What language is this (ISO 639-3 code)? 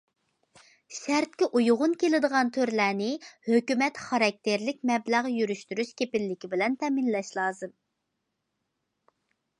uig